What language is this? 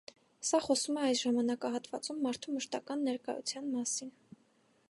Armenian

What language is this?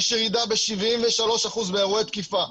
Hebrew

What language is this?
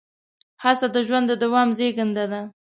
Pashto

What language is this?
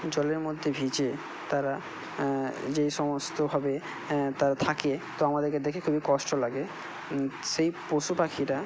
Bangla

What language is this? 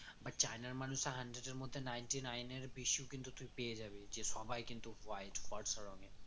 Bangla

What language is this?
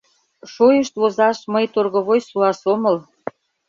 Mari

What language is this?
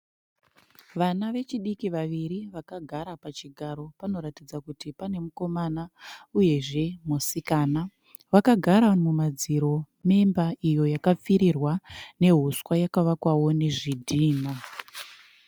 Shona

